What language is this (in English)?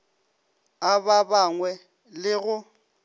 Northern Sotho